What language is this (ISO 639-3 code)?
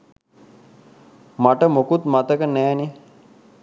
sin